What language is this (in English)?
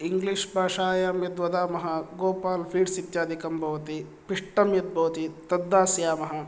Sanskrit